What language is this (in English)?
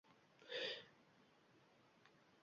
Uzbek